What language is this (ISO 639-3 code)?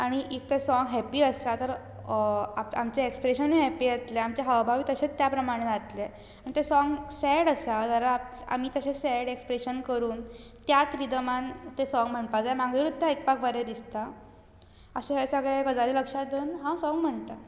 kok